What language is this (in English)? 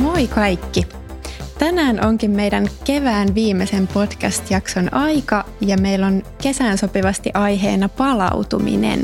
Finnish